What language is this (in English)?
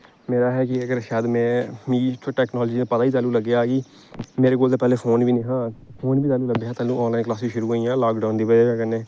Dogri